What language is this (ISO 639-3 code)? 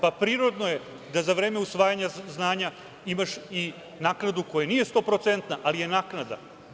srp